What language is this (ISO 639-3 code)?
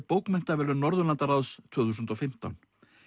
isl